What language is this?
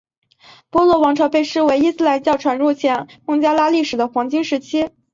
Chinese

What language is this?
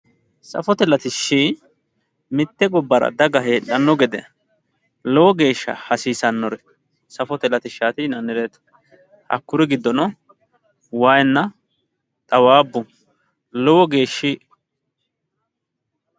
Sidamo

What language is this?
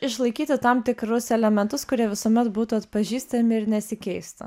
Lithuanian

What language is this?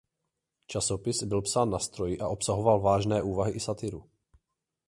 Czech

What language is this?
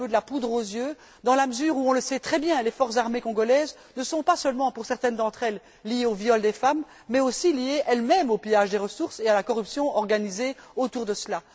French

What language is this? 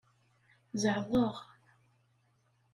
Kabyle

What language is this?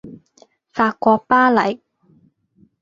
Cantonese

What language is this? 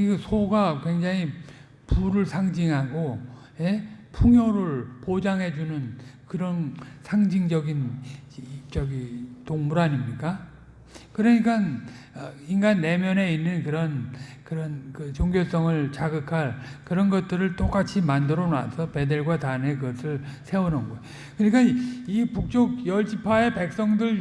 Korean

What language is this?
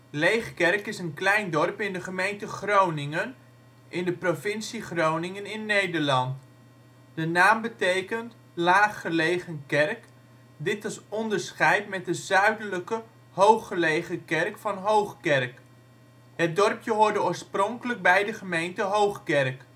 Dutch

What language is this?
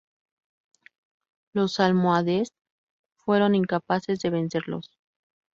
Spanish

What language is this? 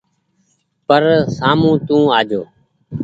Goaria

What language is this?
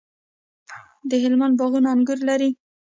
Pashto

